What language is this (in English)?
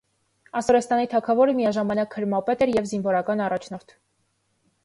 Armenian